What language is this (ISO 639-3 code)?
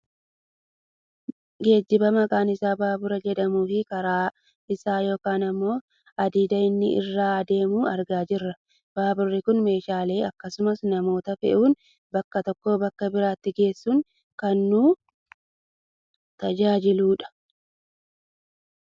orm